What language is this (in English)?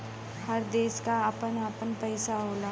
Bhojpuri